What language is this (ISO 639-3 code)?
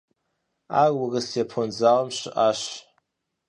kbd